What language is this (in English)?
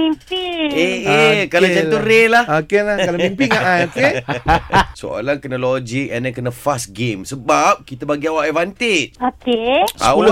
Malay